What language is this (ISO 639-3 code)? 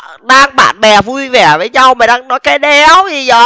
vie